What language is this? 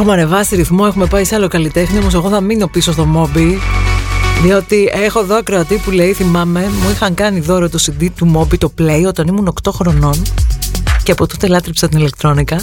Greek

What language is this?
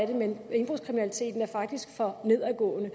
Danish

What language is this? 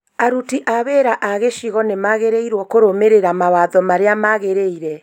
Kikuyu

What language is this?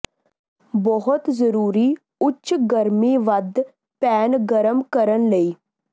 Punjabi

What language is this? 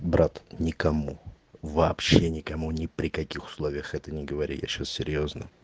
Russian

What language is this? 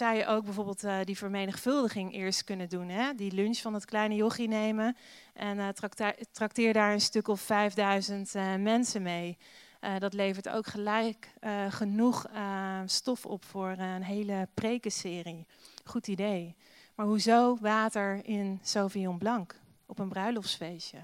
Dutch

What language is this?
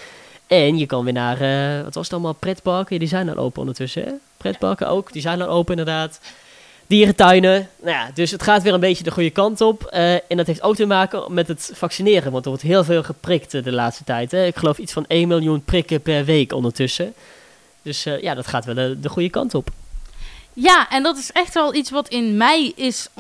Dutch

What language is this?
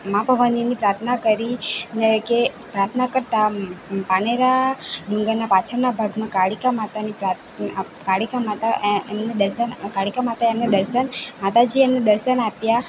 Gujarati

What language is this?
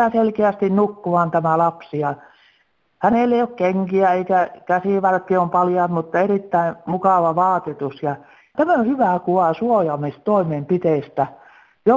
Finnish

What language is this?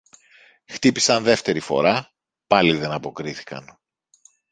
Greek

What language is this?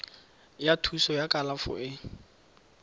Tswana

